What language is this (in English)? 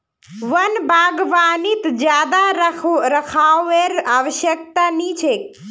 Magahi